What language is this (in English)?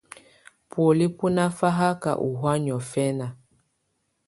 Tunen